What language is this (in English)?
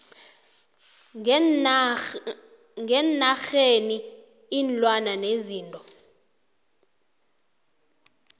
South Ndebele